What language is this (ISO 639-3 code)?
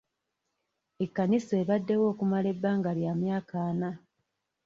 lug